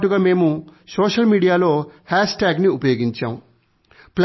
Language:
Telugu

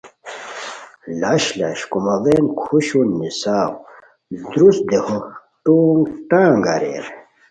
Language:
Khowar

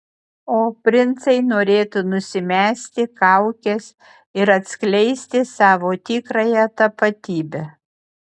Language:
Lithuanian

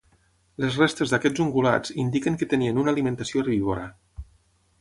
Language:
Catalan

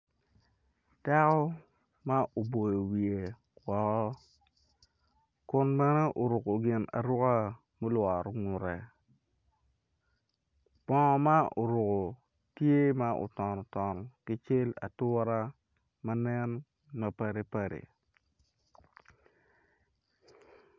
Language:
Acoli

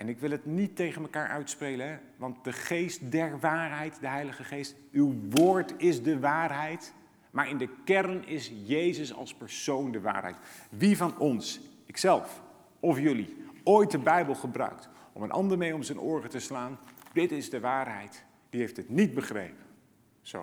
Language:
Dutch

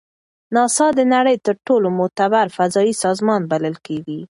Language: Pashto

